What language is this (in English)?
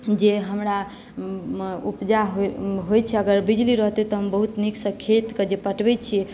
Maithili